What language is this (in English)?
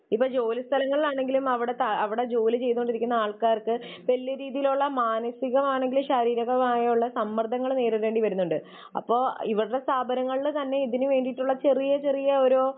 Malayalam